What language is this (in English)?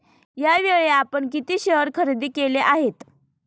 Marathi